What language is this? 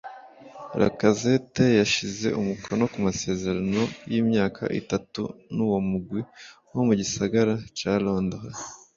Kinyarwanda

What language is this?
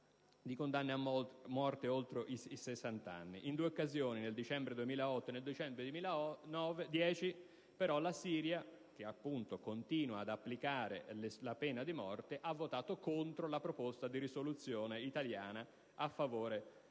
Italian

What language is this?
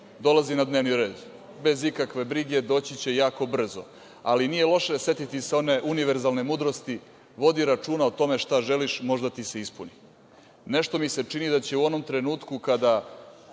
Serbian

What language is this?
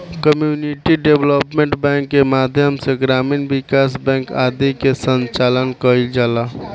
Bhojpuri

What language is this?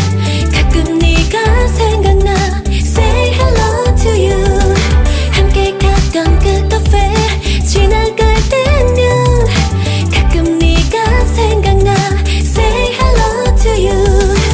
Korean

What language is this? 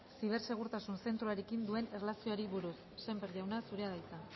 Basque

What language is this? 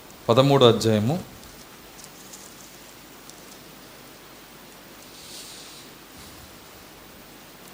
Telugu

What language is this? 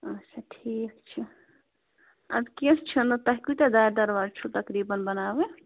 Kashmiri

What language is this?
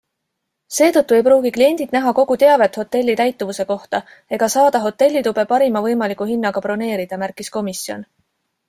Estonian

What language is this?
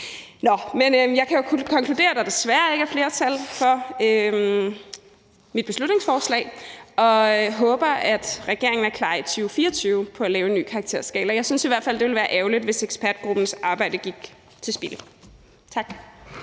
Danish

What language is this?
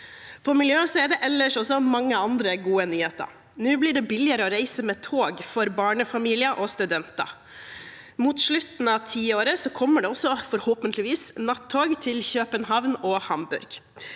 Norwegian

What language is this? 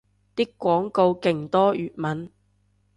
Cantonese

